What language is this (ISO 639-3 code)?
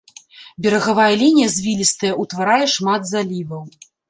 bel